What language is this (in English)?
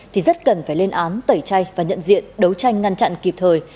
Vietnamese